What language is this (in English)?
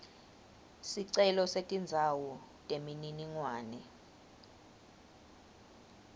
Swati